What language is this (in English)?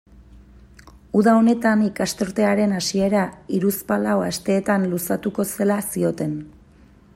Basque